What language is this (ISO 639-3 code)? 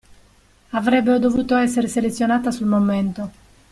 ita